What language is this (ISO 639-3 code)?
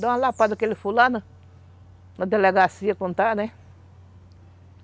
por